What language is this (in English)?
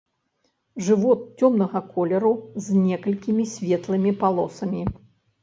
Belarusian